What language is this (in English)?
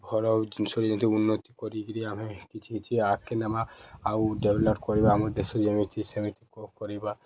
Odia